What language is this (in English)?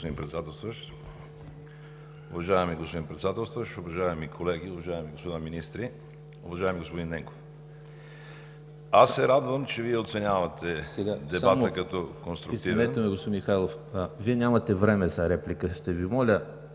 Bulgarian